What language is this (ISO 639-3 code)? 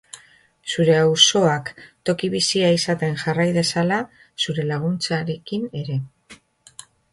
eus